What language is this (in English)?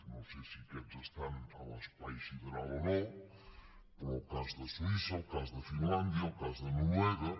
Catalan